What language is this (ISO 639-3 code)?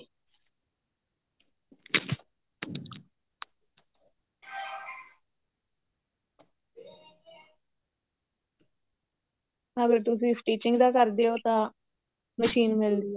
pan